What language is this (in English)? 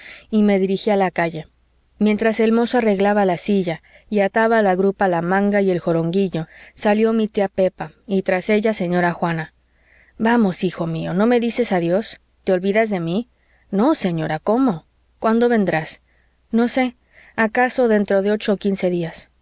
Spanish